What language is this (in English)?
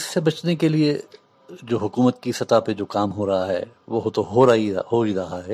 Urdu